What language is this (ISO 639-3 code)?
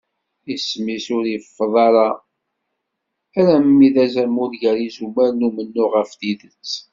kab